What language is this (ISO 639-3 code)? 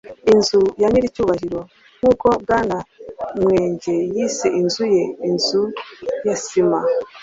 kin